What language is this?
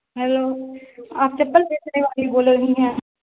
Urdu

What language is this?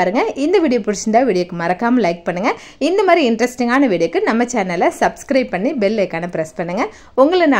Tamil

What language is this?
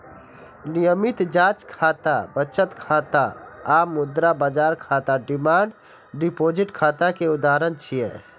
Maithili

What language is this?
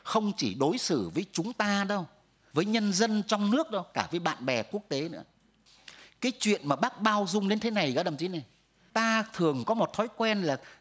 Vietnamese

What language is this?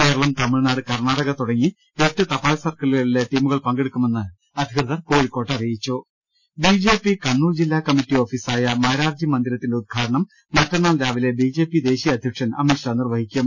Malayalam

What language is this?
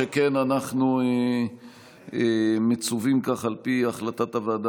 Hebrew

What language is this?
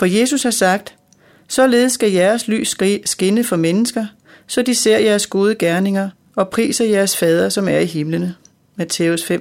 Danish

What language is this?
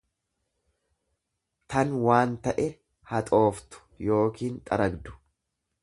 Oromo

